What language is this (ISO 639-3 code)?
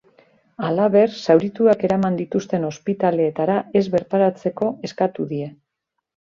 eus